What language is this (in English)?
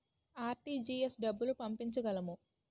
Telugu